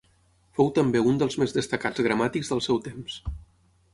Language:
Catalan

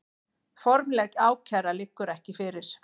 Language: Icelandic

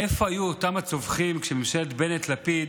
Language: Hebrew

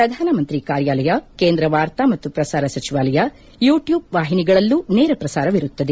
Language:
Kannada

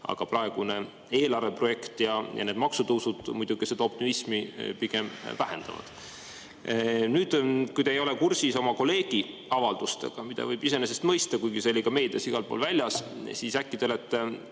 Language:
Estonian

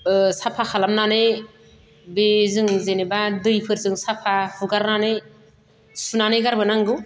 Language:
Bodo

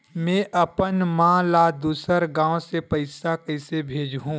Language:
Chhattisgarhi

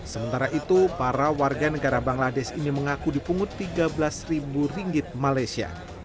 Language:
Indonesian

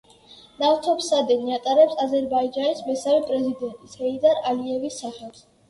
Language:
Georgian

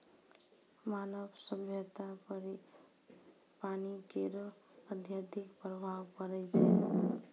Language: Maithili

